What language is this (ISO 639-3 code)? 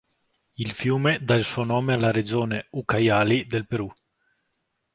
ita